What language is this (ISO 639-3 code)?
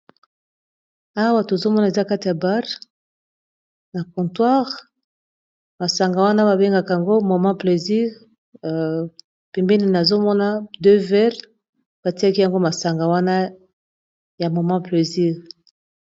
lin